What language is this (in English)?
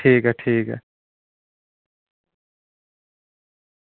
Dogri